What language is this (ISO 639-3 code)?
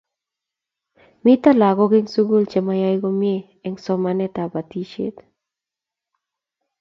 kln